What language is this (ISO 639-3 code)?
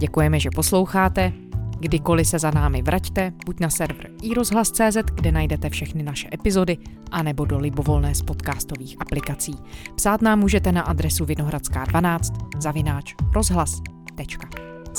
ces